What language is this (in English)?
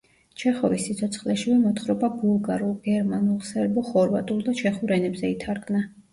Georgian